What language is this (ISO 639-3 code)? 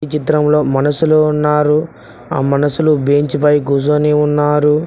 tel